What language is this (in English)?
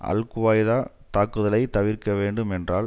Tamil